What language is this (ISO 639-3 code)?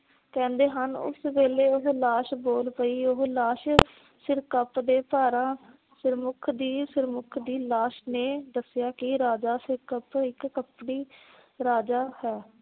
pan